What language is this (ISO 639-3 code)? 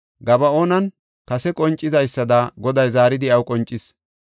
gof